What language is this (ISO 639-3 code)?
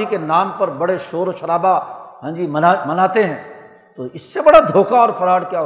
urd